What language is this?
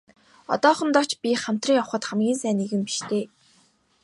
Mongolian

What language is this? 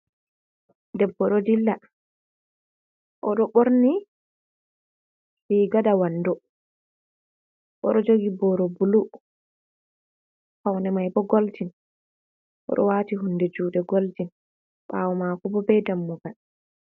Fula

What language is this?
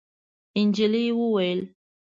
Pashto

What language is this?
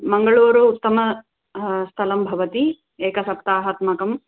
Sanskrit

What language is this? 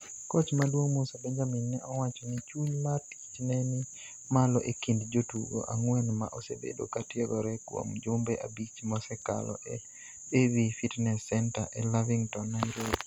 Luo (Kenya and Tanzania)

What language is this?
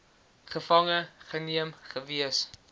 Afrikaans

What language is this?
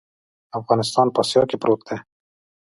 Pashto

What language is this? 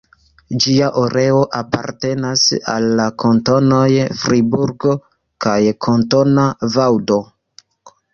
Esperanto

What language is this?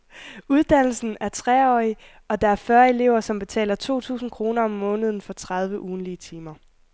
Danish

